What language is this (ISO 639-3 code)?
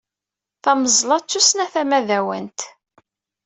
kab